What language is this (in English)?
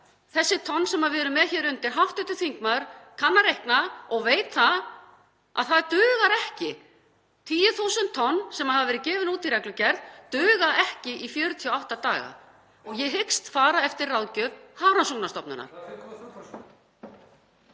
Icelandic